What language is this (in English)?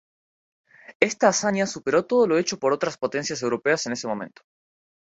Spanish